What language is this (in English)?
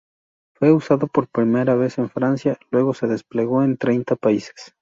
Spanish